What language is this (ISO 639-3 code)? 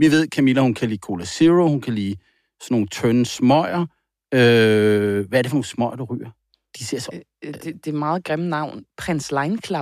dan